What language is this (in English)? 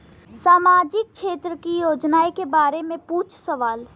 Bhojpuri